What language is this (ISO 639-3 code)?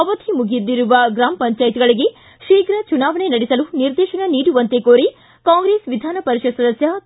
kan